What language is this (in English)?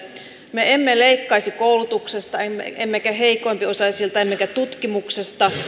Finnish